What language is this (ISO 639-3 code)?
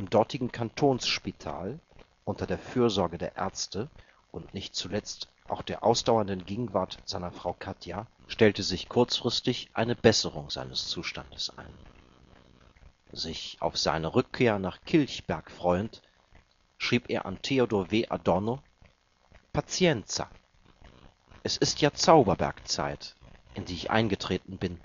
deu